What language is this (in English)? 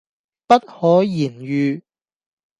Cantonese